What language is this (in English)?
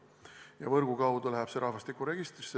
Estonian